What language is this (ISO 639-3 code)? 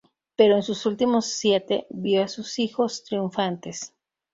spa